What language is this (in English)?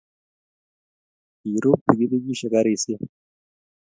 Kalenjin